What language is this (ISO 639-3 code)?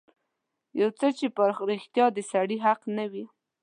pus